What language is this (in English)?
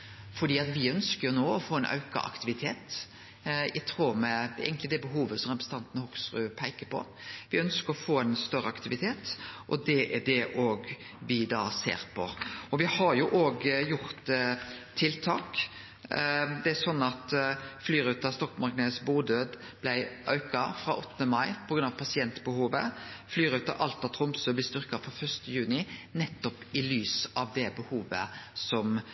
Norwegian Nynorsk